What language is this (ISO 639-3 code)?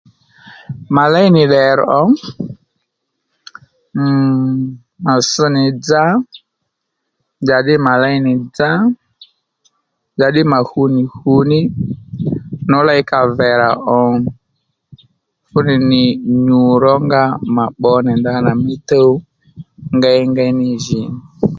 led